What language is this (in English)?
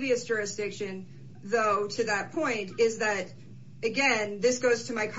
English